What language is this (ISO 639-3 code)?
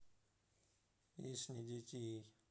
rus